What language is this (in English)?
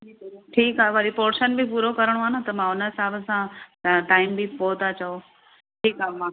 Sindhi